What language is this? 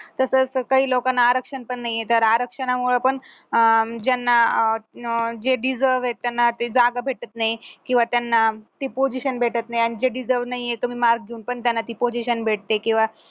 Marathi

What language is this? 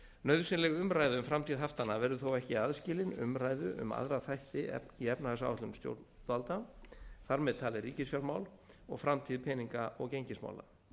Icelandic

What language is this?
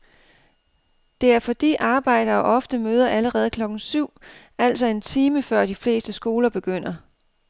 Danish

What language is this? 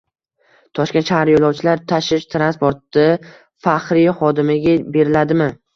Uzbek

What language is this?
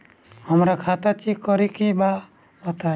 Bhojpuri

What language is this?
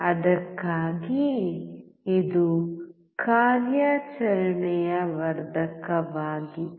Kannada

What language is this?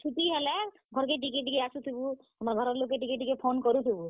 Odia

